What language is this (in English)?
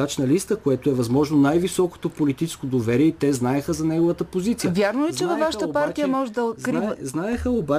Bulgarian